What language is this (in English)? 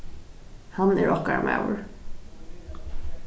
Faroese